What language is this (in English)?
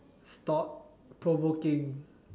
English